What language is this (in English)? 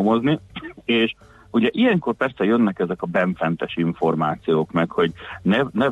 Hungarian